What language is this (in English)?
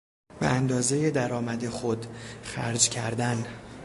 Persian